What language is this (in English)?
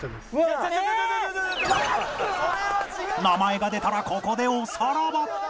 Japanese